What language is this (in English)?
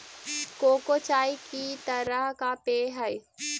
Magahi